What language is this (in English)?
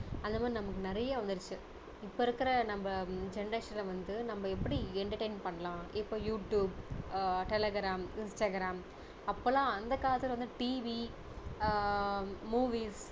Tamil